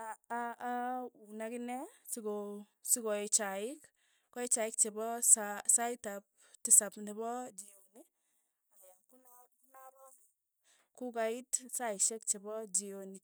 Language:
Tugen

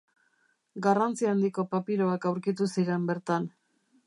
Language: Basque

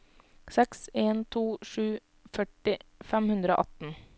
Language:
Norwegian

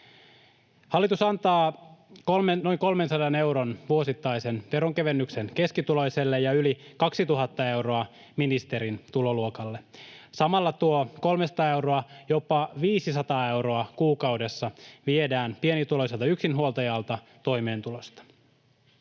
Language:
Finnish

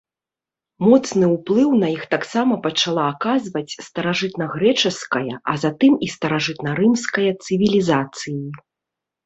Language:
Belarusian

